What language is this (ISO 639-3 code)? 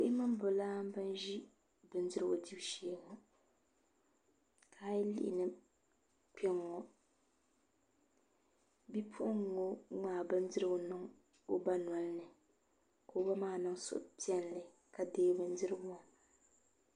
dag